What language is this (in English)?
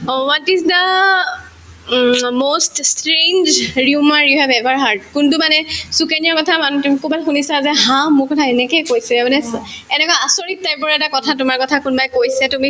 Assamese